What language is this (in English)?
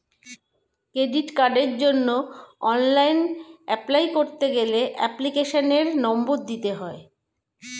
Bangla